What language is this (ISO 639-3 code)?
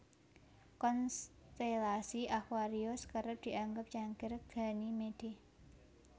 jav